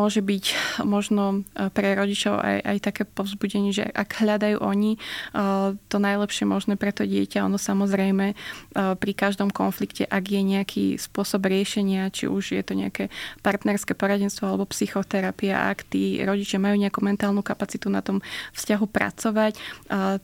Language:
Slovak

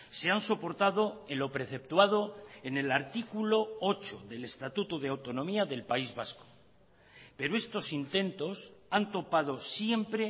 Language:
Spanish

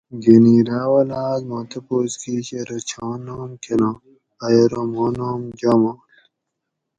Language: Gawri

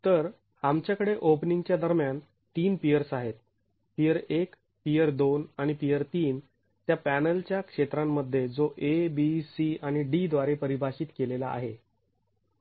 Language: Marathi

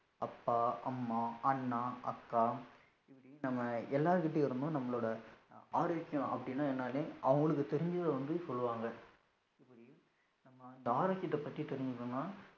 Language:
Tamil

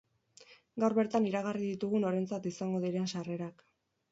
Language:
Basque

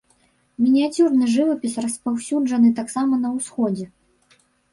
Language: Belarusian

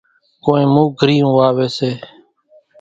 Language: Kachi Koli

